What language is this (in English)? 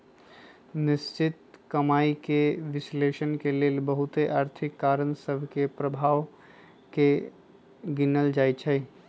Magahi